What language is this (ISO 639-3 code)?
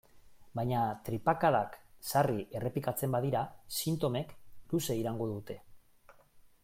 eus